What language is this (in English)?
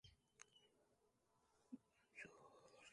Khetrani